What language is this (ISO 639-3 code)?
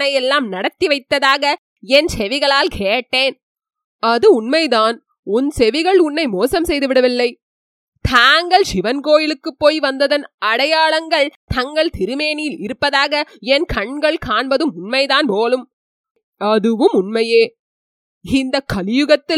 tam